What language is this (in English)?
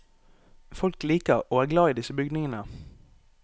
Norwegian